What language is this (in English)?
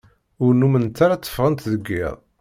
Kabyle